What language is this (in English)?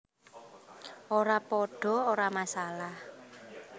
Javanese